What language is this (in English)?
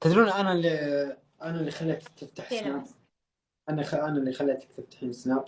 Arabic